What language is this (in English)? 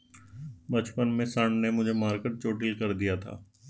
Hindi